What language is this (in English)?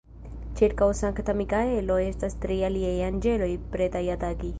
Esperanto